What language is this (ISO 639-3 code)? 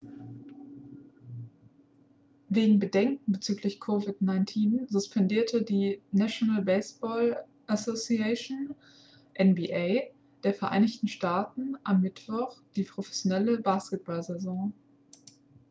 deu